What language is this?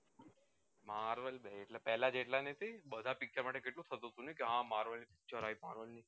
Gujarati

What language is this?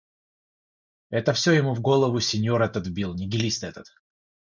Russian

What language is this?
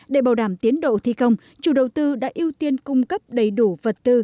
Vietnamese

